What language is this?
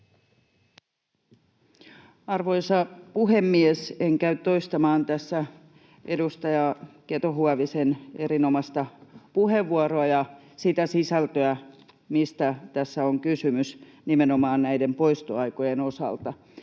Finnish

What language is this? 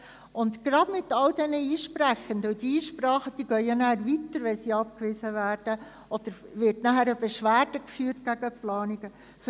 Swiss German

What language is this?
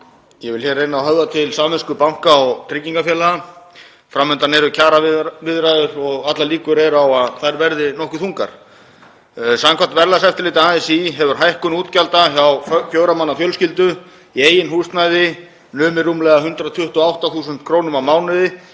Icelandic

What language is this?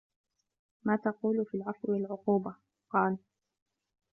Arabic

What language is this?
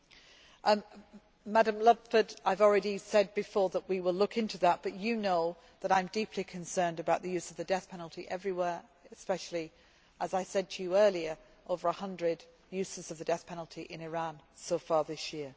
English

